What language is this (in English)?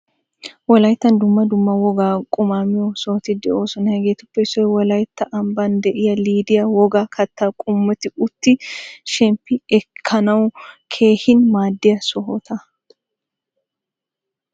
Wolaytta